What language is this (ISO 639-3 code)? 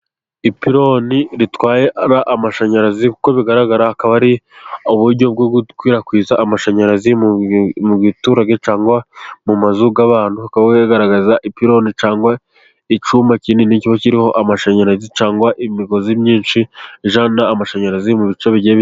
kin